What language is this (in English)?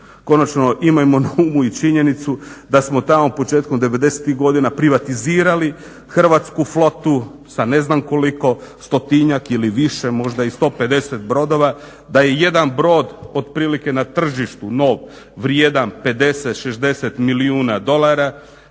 Croatian